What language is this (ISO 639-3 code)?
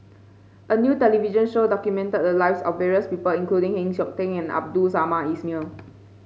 eng